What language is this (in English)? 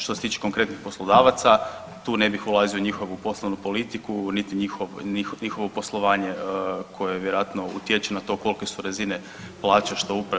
Croatian